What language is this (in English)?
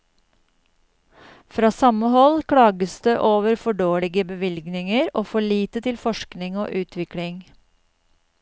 Norwegian